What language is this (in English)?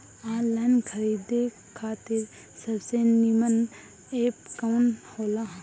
Bhojpuri